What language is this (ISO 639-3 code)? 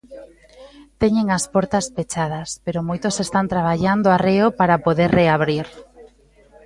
glg